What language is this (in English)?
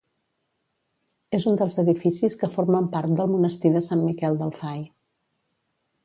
Catalan